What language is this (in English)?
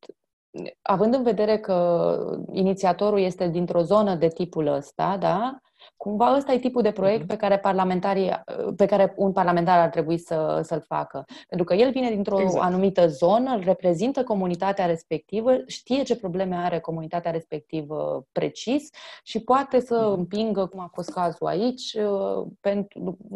Romanian